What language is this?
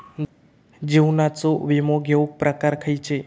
Marathi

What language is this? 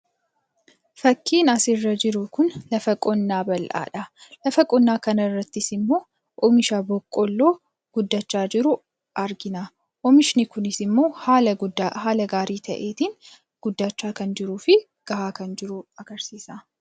Oromo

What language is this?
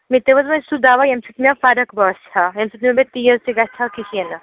Kashmiri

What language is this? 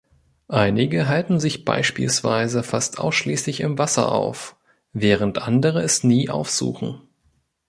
German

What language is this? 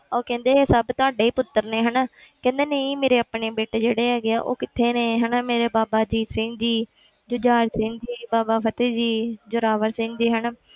Punjabi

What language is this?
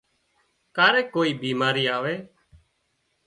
Wadiyara Koli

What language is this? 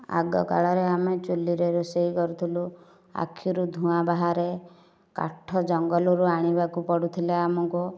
Odia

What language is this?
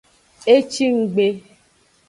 Aja (Benin)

